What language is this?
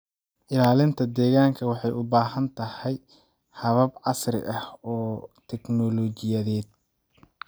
Somali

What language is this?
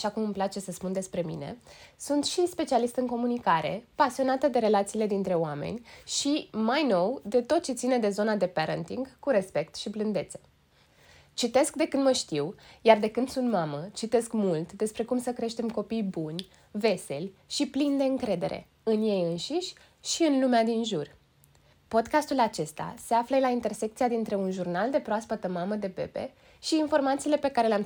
Romanian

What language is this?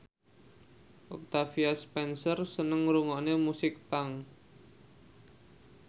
Javanese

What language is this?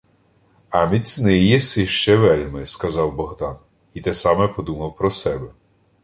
Ukrainian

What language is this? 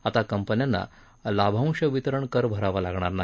Marathi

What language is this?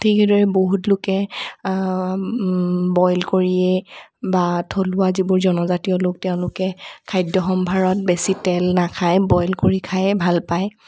Assamese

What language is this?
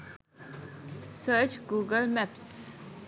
Sinhala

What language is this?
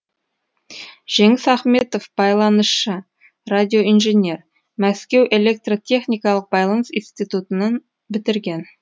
Kazakh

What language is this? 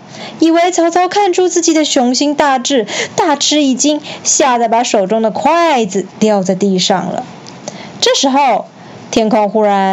Chinese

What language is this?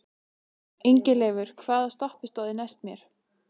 Icelandic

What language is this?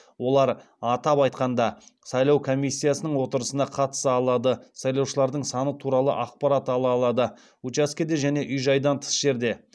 Kazakh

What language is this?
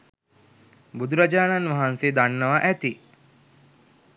Sinhala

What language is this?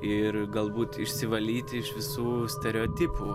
Lithuanian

